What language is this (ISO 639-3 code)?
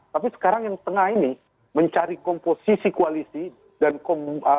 ind